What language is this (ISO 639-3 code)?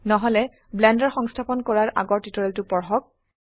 asm